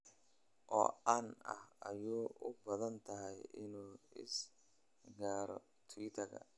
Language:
Somali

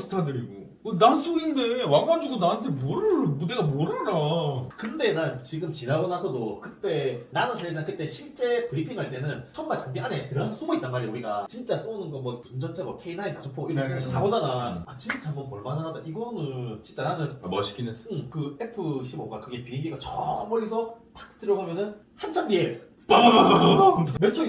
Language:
Korean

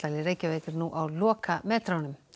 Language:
Icelandic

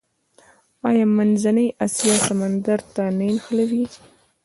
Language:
Pashto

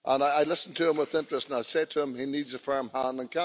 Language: English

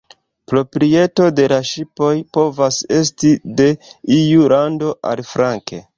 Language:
Esperanto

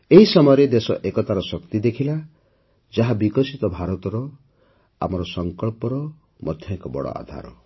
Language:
Odia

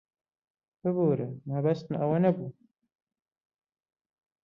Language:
Central Kurdish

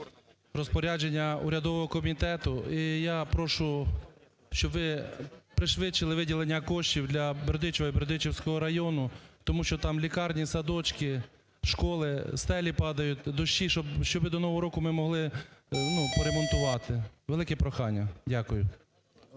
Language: Ukrainian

